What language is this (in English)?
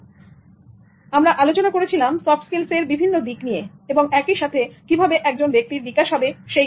Bangla